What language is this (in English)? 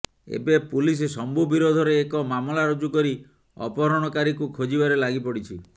Odia